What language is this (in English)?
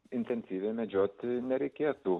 Lithuanian